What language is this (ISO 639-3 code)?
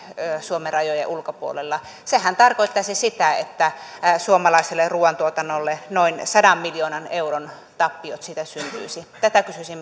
fin